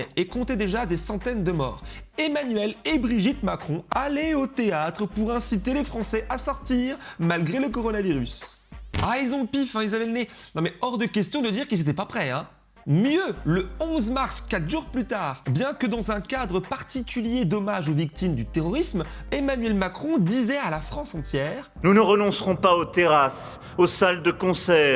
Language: French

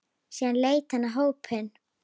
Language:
Icelandic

